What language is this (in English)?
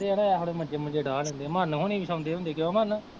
Punjabi